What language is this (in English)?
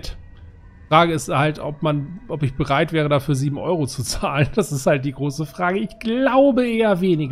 German